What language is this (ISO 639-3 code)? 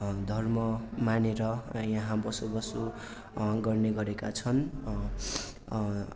nep